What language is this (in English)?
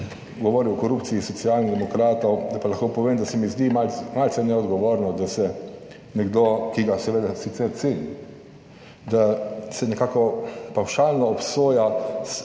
Slovenian